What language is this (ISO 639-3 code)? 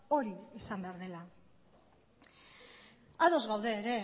eus